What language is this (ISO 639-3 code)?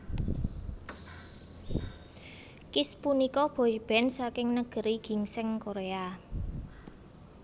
jav